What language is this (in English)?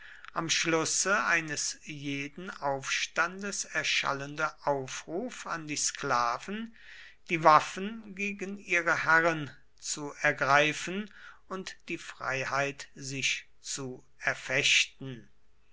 German